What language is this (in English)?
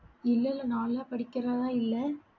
Tamil